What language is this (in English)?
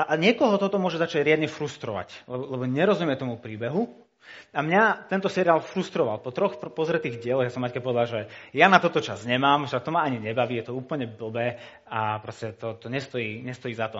Slovak